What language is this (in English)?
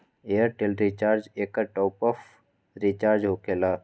Magahi